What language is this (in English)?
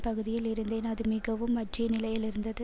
Tamil